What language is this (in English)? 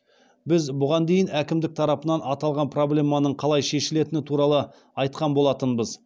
Kazakh